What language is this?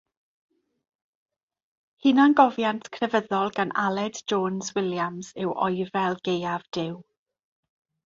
Welsh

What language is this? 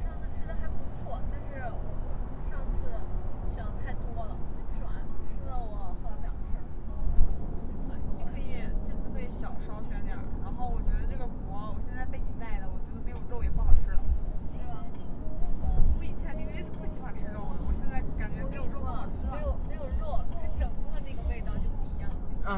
Chinese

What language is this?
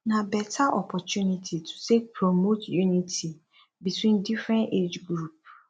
Nigerian Pidgin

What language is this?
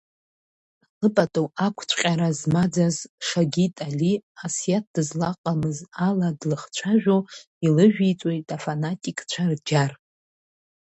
Abkhazian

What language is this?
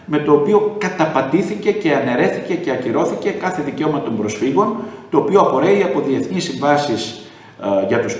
Greek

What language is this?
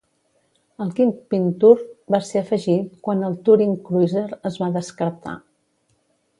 Catalan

